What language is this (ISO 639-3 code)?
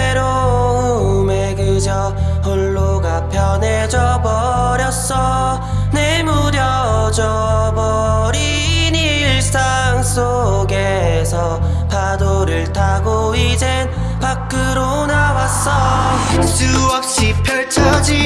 kor